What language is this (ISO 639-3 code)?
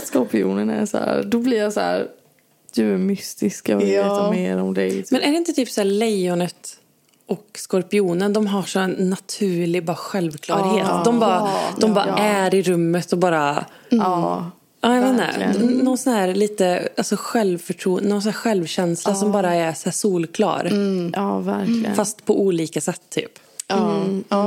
swe